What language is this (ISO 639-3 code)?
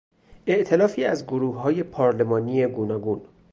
fas